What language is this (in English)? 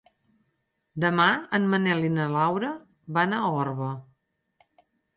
Catalan